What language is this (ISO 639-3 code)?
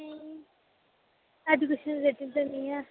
doi